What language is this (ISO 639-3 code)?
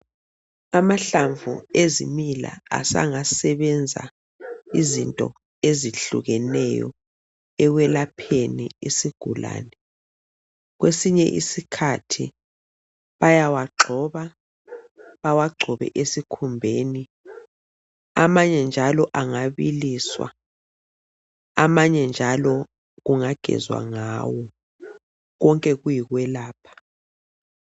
nde